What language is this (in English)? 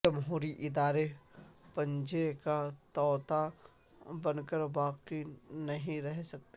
Urdu